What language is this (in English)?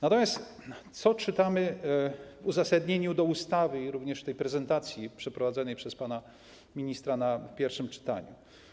Polish